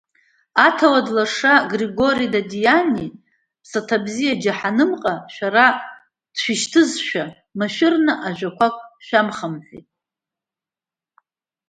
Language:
Abkhazian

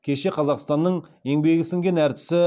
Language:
Kazakh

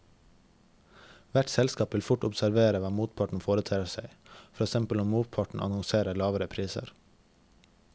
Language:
Norwegian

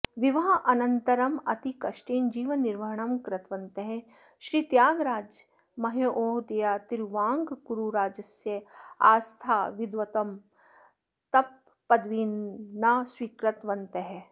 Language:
Sanskrit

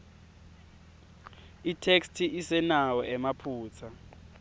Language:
Swati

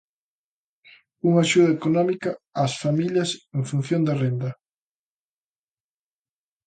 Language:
Galician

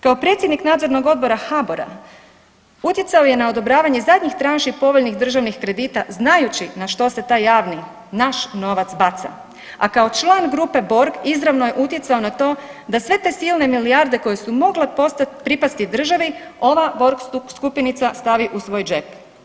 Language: Croatian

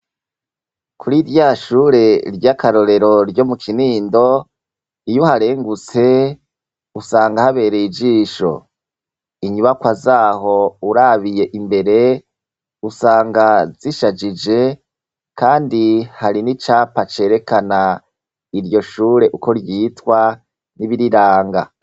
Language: Rundi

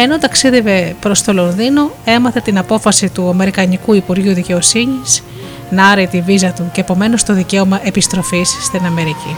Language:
Greek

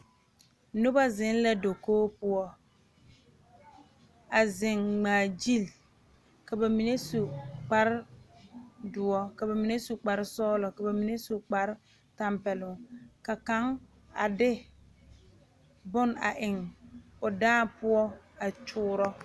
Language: Southern Dagaare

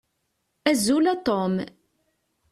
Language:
Kabyle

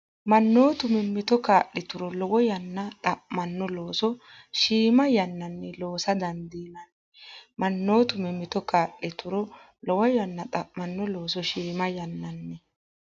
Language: Sidamo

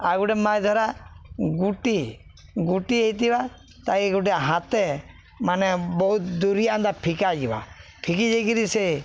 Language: Odia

